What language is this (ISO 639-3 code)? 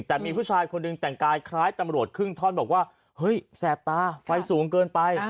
tha